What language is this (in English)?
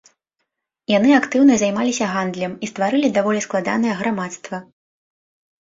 Belarusian